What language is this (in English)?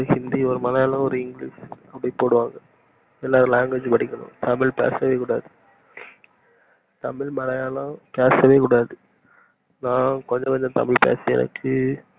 Tamil